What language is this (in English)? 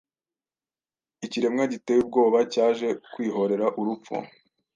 Kinyarwanda